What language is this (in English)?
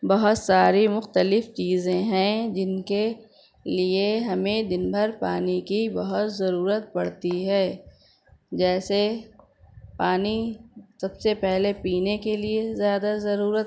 Urdu